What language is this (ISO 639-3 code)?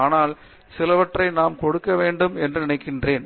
tam